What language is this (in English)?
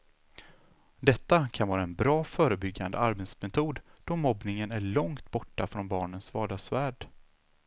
Swedish